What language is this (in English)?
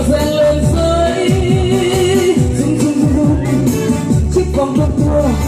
Thai